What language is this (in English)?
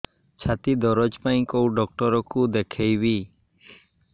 Odia